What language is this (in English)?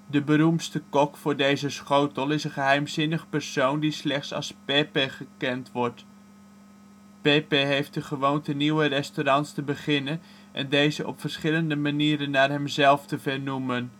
Dutch